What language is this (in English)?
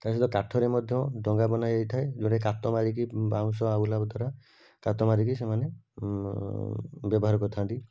Odia